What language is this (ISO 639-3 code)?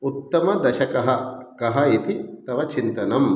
san